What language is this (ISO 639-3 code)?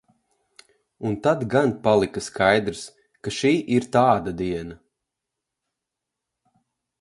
lav